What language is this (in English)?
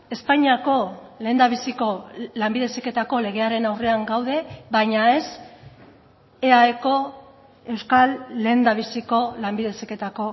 Basque